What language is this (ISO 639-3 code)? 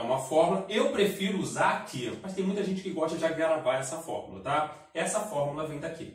por